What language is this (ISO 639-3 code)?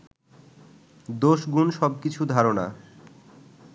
ben